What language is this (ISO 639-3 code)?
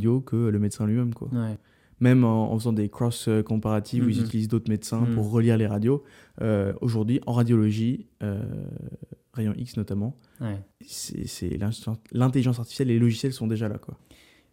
fra